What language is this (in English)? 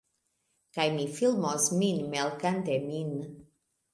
Esperanto